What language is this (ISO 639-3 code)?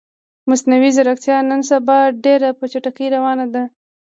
pus